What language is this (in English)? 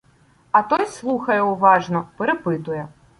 Ukrainian